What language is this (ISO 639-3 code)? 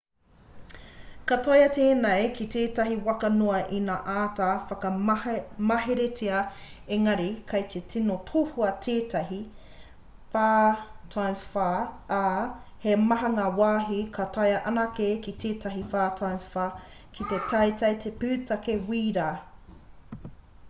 mri